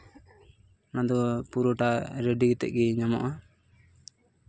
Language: Santali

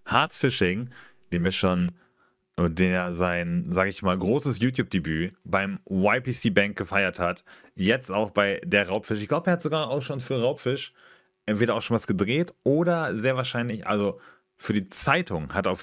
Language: German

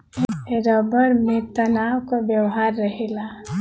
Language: Bhojpuri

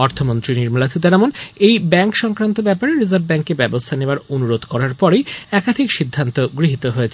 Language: Bangla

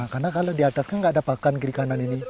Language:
Indonesian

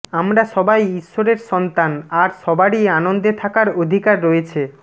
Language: Bangla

